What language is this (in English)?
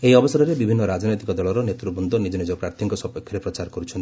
Odia